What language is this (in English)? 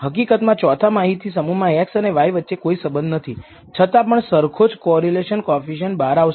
Gujarati